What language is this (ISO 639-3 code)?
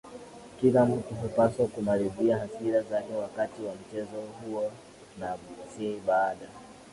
swa